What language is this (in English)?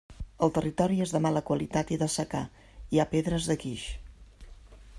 Catalan